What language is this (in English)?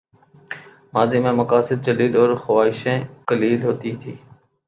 Urdu